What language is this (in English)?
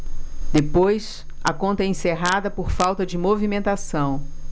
Portuguese